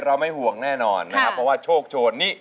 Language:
Thai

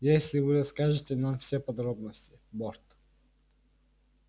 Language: Russian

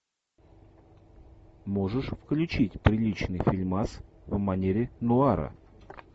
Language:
Russian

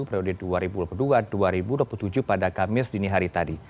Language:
Indonesian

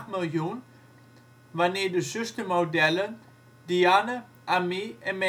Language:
Dutch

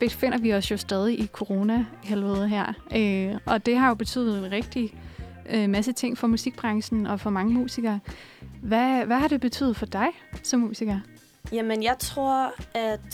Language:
Danish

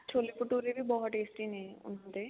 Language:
Punjabi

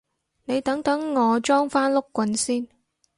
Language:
Cantonese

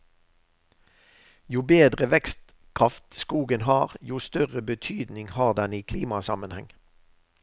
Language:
Norwegian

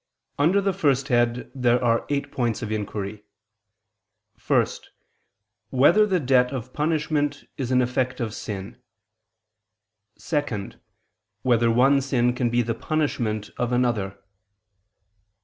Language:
English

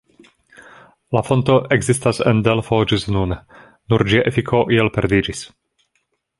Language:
Esperanto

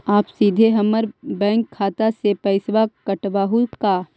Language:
Magahi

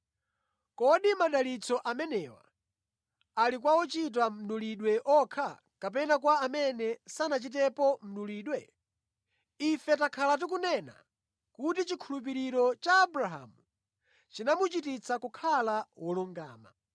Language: Nyanja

